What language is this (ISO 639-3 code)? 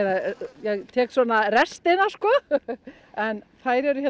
isl